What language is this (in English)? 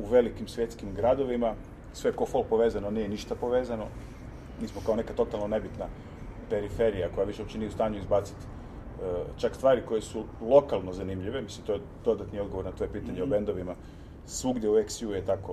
Croatian